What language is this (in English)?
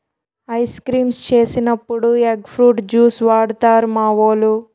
Telugu